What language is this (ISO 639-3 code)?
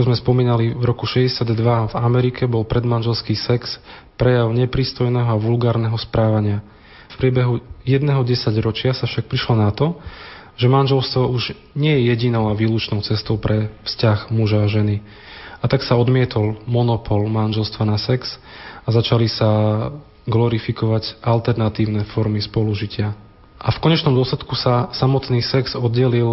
slk